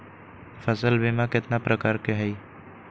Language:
Magahi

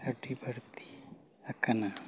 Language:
Santali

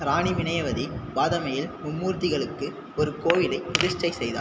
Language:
Tamil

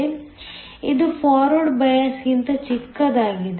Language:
Kannada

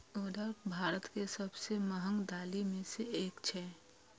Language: Maithili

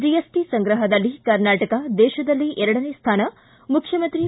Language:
Kannada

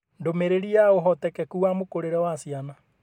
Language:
Kikuyu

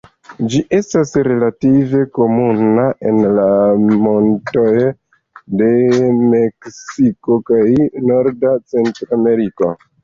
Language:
Esperanto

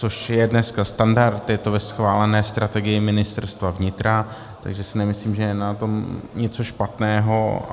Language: Czech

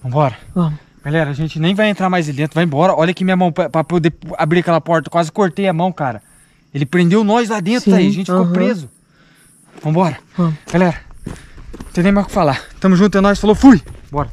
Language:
Portuguese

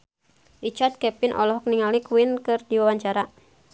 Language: Sundanese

